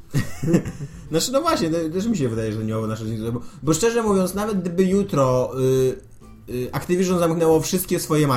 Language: Polish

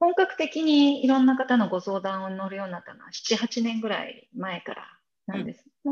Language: Japanese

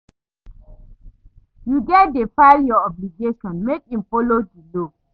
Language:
Nigerian Pidgin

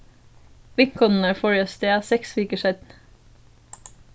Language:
Faroese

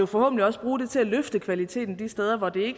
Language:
Danish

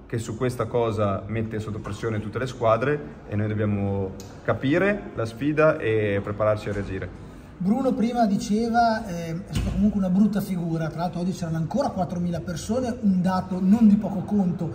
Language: Italian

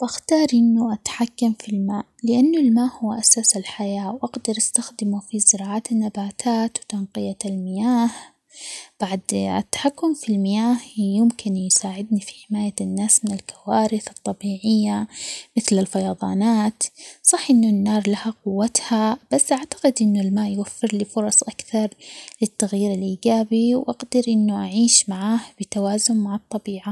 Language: Omani Arabic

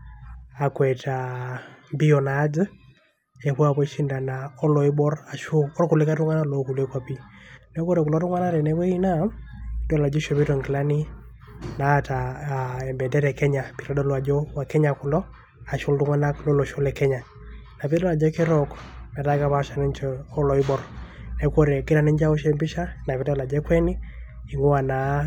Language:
Masai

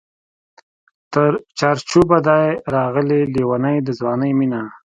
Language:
Pashto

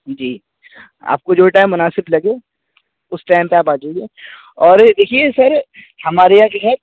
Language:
Urdu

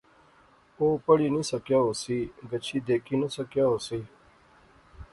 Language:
Pahari-Potwari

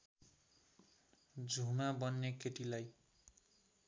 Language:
Nepali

